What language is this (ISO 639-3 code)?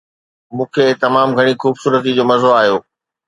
snd